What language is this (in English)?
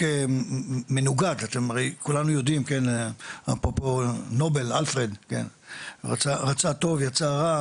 Hebrew